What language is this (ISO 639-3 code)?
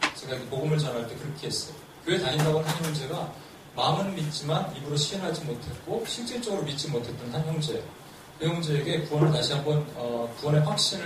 kor